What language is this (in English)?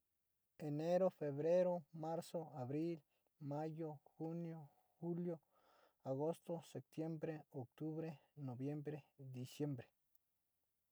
Sinicahua Mixtec